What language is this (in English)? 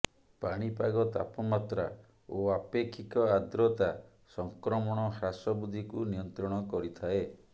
Odia